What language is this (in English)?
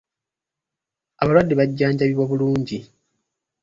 Ganda